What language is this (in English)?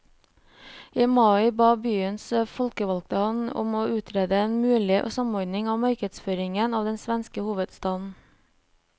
Norwegian